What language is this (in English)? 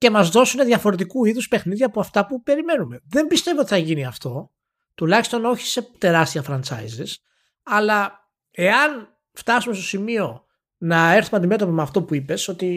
Greek